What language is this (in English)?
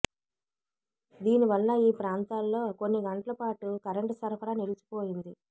Telugu